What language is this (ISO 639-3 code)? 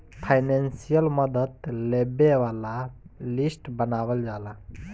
bho